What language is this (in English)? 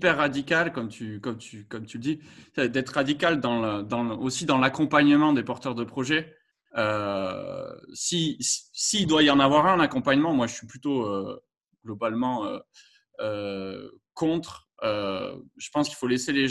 French